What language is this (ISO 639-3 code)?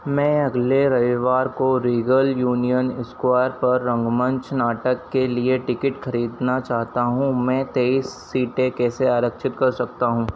hin